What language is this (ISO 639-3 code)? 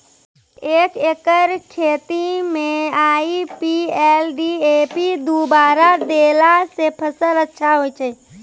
mai